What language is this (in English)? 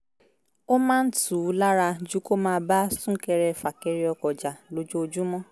Yoruba